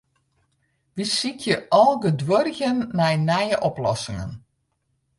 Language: Western Frisian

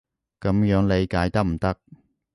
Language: Cantonese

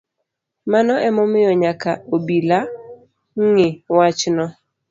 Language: Luo (Kenya and Tanzania)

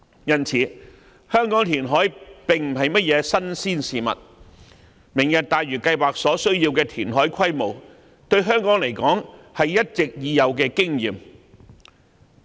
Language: Cantonese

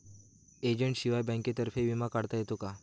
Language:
Marathi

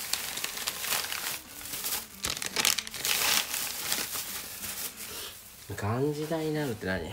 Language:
Japanese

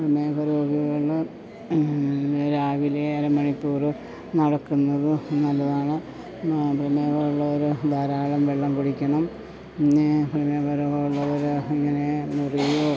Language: Malayalam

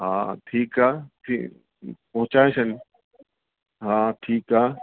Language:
Sindhi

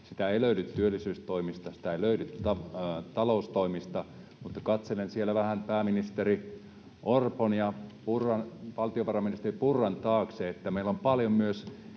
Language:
Finnish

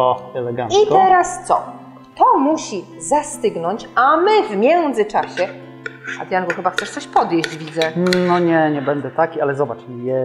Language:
Polish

